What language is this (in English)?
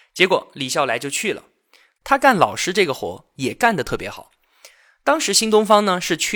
Chinese